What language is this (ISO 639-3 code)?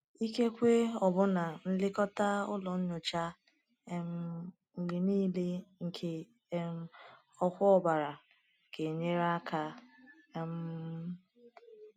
ibo